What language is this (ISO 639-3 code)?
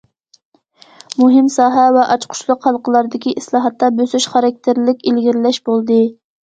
uig